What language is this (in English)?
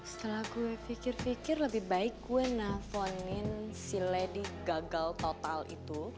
Indonesian